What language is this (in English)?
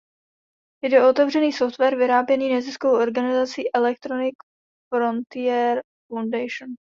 Czech